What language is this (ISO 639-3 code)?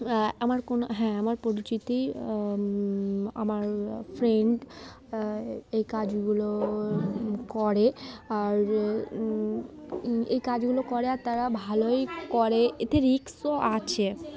ben